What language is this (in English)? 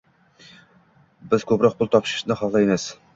Uzbek